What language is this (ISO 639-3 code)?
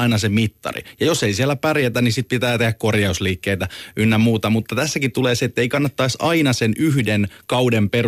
fin